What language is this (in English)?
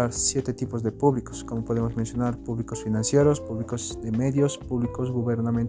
Spanish